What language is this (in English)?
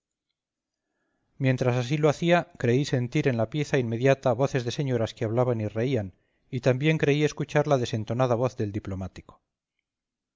Spanish